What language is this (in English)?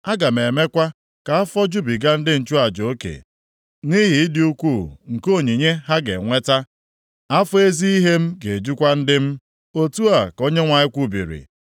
Igbo